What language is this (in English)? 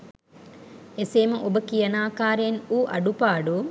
Sinhala